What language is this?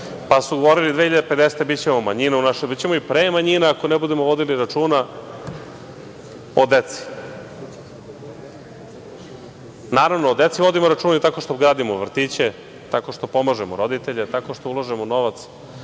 Serbian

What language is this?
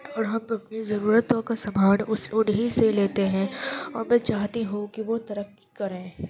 Urdu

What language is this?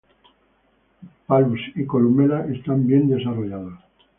Spanish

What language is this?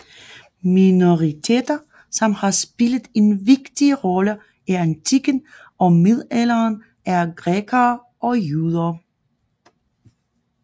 Danish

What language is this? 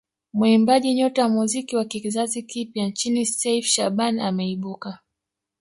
Swahili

